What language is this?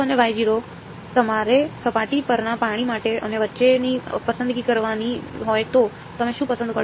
Gujarati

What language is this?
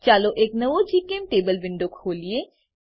Gujarati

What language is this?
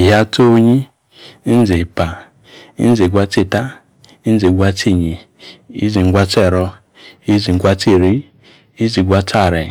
Yace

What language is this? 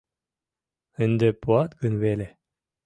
Mari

